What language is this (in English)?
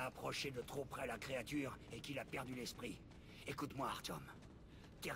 French